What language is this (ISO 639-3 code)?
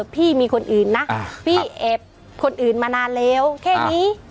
tha